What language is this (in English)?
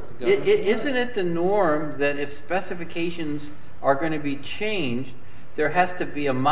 English